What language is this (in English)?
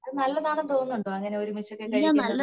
Malayalam